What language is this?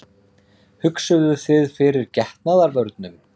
Icelandic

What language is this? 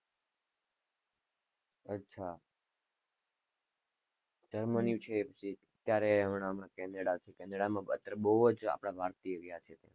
Gujarati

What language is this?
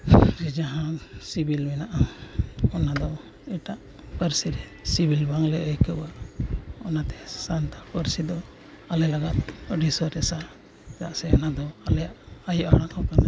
Santali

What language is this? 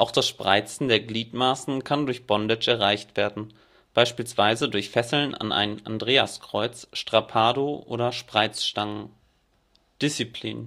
German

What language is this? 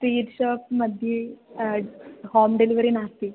Sanskrit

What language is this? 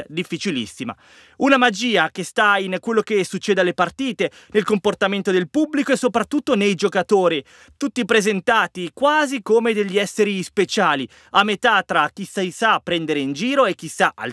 Italian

